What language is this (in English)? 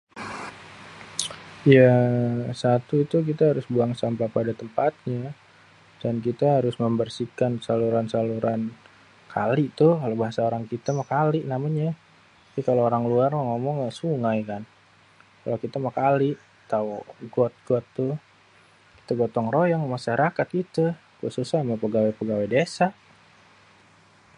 Betawi